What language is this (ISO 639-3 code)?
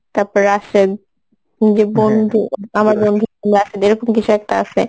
ben